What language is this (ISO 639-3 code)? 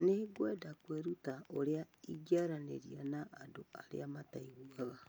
kik